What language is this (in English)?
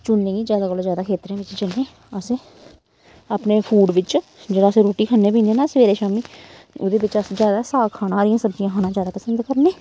Dogri